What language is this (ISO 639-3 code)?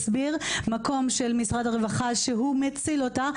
heb